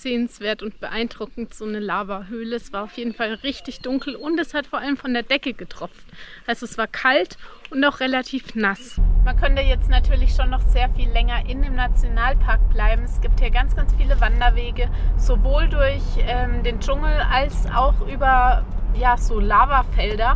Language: German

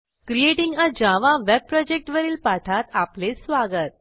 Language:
Marathi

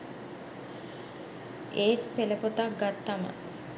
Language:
Sinhala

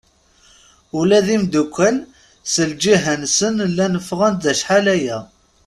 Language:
Kabyle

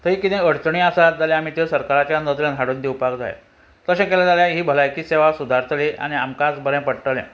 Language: Konkani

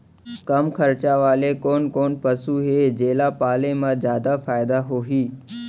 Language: Chhattisgarhi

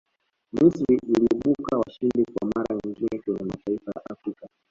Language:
Swahili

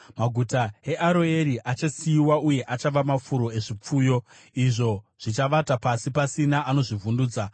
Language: Shona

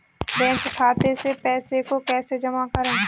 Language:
Hindi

